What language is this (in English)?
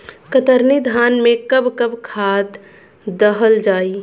Bhojpuri